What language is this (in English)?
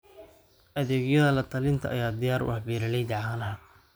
Somali